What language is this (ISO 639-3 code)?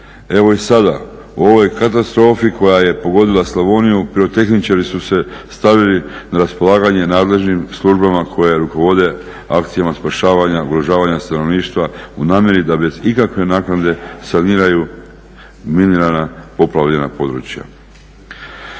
hrv